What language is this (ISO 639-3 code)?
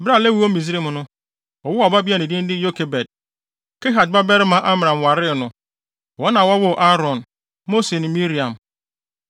aka